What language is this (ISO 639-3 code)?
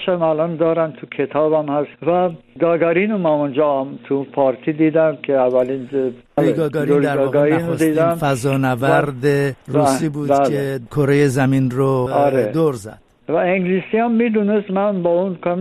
fas